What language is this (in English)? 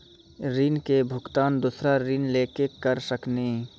Maithili